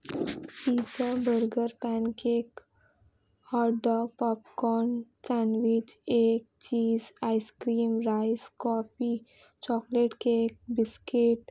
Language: Urdu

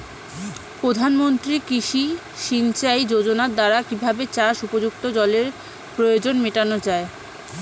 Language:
Bangla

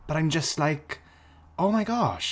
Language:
English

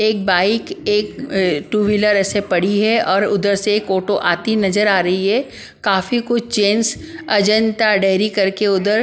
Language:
Hindi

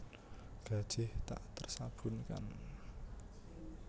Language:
Javanese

